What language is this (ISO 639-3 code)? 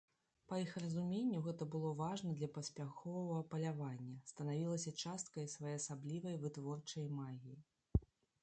bel